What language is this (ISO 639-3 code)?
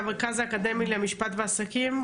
heb